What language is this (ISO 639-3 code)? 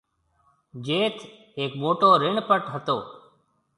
mve